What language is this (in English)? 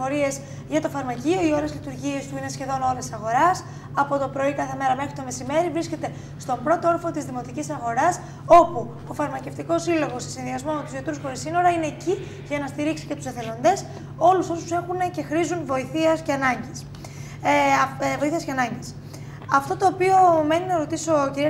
Greek